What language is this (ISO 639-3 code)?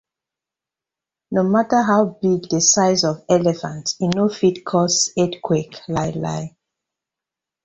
pcm